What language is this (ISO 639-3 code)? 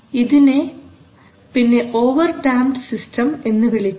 mal